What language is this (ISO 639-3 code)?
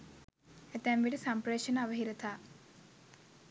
sin